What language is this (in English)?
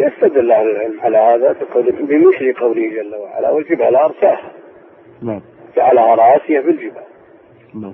Arabic